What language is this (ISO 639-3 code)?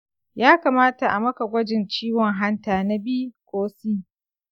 hau